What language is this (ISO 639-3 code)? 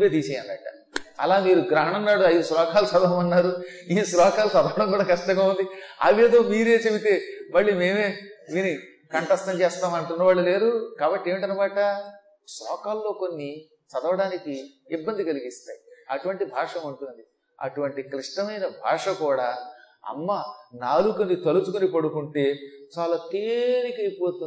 tel